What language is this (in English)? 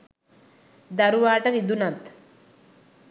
Sinhala